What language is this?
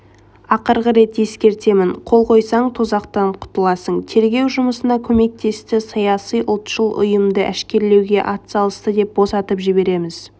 Kazakh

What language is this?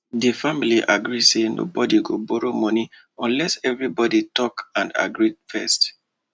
Nigerian Pidgin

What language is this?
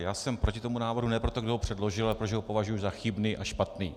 Czech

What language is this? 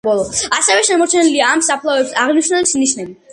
Georgian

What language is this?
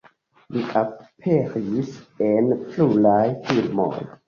Esperanto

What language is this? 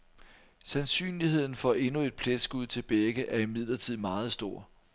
Danish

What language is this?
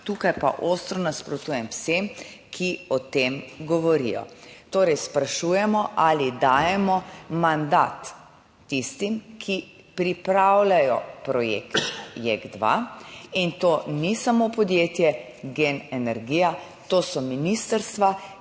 Slovenian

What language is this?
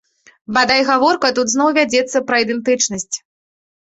Belarusian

